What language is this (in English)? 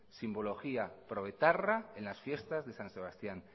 Spanish